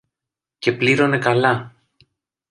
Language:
Greek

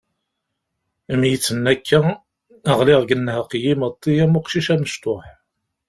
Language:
Kabyle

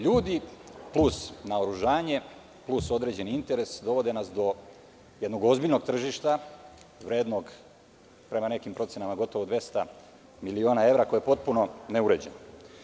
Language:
Serbian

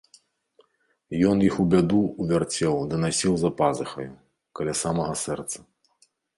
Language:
Belarusian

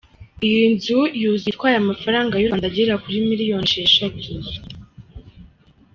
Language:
Kinyarwanda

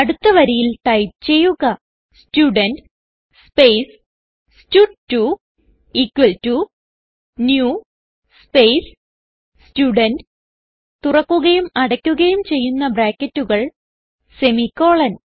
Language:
Malayalam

